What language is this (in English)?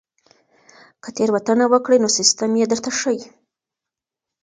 Pashto